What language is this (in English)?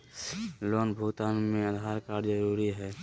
Magahi